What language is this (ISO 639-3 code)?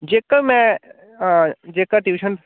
doi